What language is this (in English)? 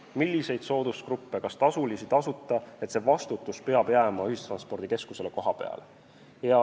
Estonian